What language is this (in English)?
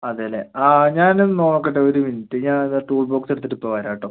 Malayalam